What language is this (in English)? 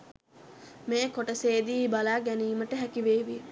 Sinhala